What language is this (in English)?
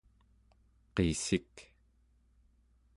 Central Yupik